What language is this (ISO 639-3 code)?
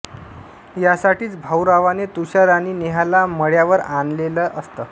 mar